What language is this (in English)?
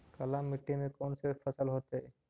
Magahi